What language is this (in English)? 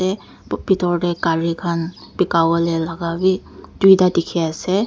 Naga Pidgin